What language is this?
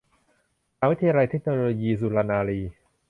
Thai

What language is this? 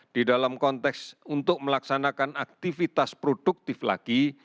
Indonesian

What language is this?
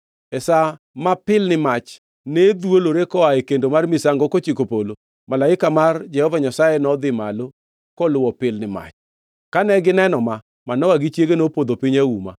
Luo (Kenya and Tanzania)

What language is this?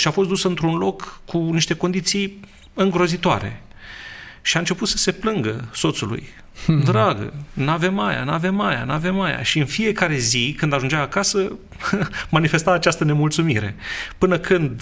Romanian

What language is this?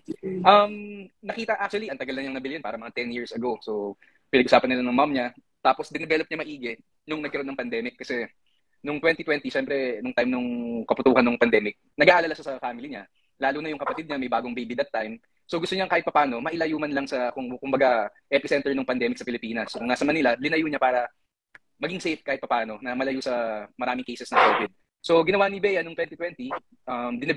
Filipino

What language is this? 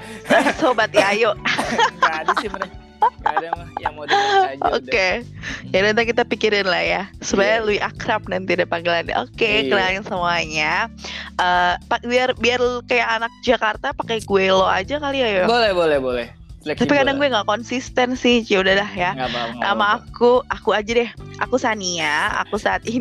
Indonesian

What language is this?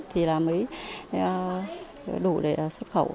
Vietnamese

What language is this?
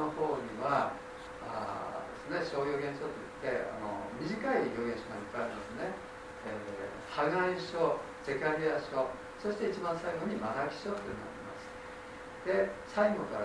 Japanese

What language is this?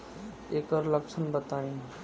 Bhojpuri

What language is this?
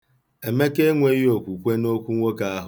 Igbo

